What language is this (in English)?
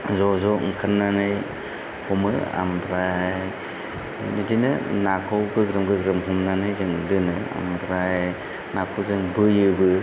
Bodo